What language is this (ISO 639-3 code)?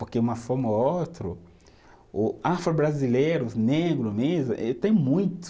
por